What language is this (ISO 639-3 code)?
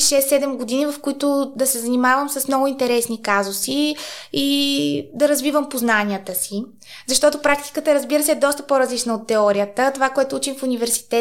bul